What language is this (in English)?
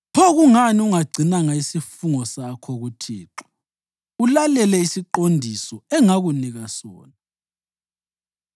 North Ndebele